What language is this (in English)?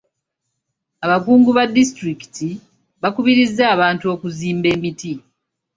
Ganda